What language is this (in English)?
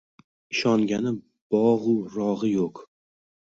Uzbek